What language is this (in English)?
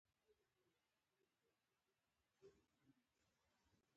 Pashto